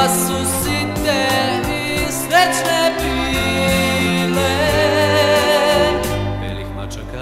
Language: Romanian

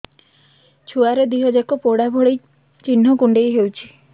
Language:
Odia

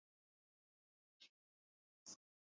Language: Swahili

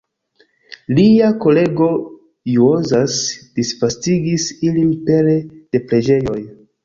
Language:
Esperanto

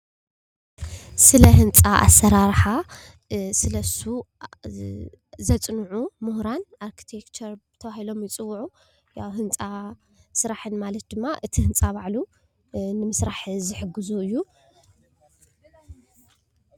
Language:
Tigrinya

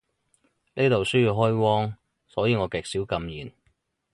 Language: Cantonese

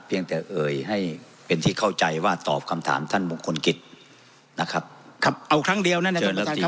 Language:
Thai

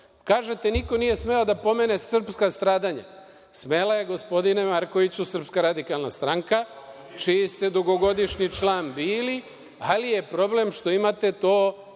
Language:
Serbian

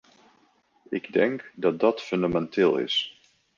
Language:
Dutch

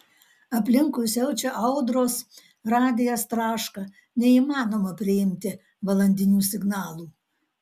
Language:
Lithuanian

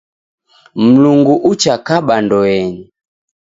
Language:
Taita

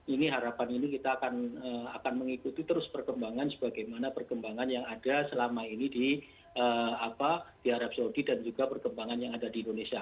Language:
Indonesian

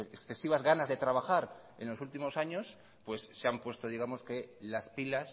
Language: Spanish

